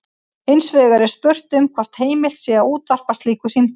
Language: Icelandic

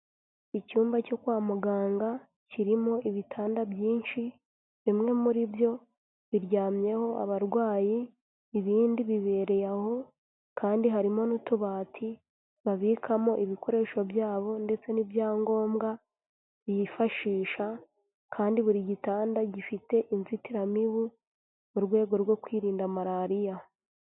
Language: Kinyarwanda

